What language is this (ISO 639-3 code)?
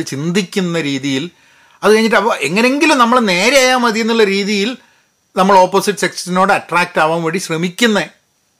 mal